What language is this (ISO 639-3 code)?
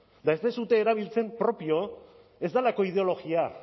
eus